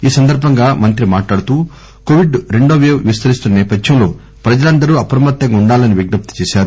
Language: Telugu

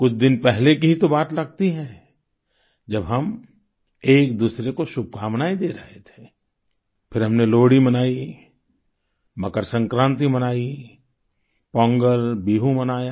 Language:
Hindi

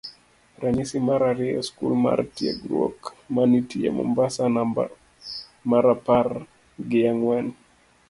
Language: Luo (Kenya and Tanzania)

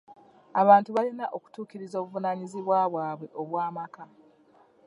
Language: Ganda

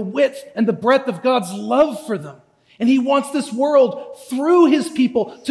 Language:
English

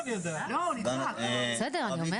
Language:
Hebrew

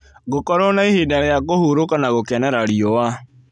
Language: Kikuyu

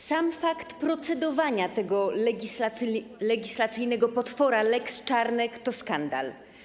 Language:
Polish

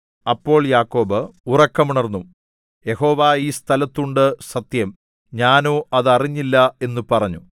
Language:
Malayalam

